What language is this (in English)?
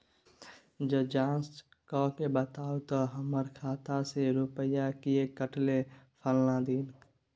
Maithili